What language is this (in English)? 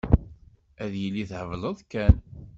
Kabyle